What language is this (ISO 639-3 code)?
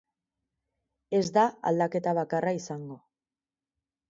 eus